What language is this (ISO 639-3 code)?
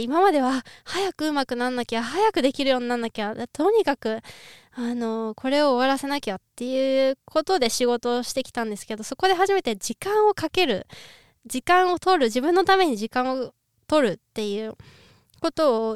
jpn